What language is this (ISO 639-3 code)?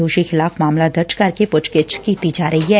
pan